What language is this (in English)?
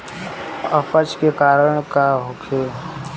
Bhojpuri